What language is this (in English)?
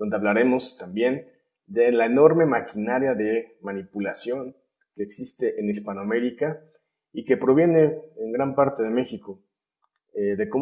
Spanish